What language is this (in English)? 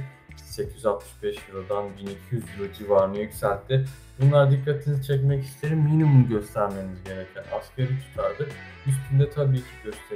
Turkish